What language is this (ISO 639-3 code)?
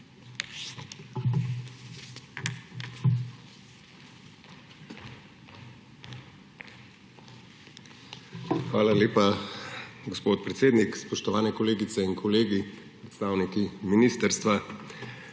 slv